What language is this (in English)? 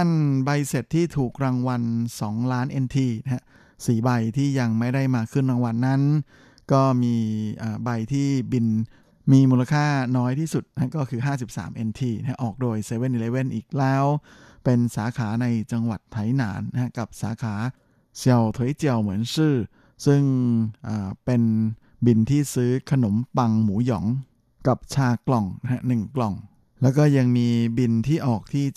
Thai